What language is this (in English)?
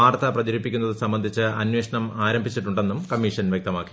Malayalam